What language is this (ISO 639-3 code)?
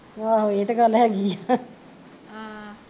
pan